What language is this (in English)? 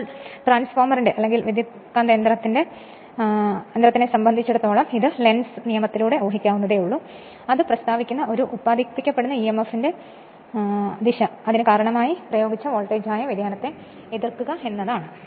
Malayalam